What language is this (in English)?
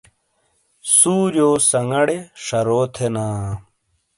Shina